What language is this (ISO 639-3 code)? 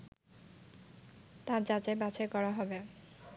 ben